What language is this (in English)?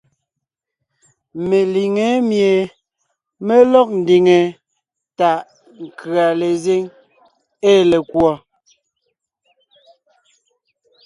Ngiemboon